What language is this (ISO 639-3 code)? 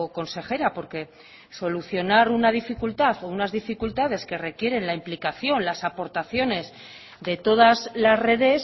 spa